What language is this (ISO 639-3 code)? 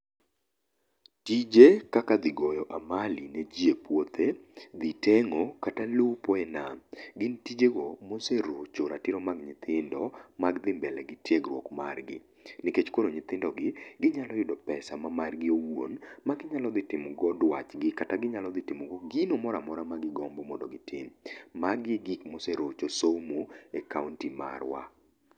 luo